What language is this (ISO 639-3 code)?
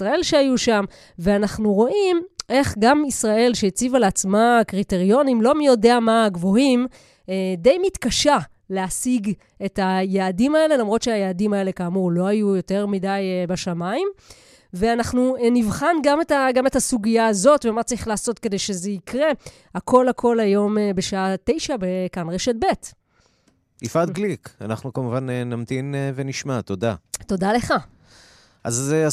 heb